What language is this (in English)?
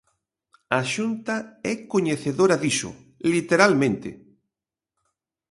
Galician